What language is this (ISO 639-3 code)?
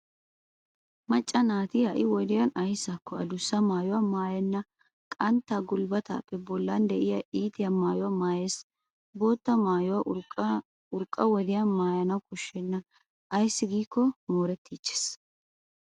wal